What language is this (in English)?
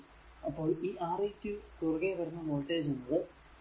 Malayalam